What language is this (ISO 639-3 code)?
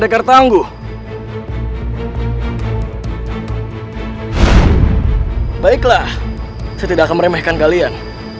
ind